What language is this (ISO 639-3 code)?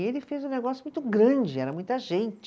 por